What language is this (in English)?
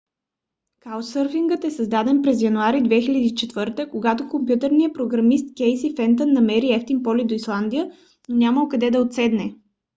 Bulgarian